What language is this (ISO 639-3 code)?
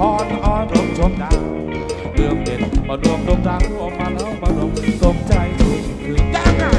tha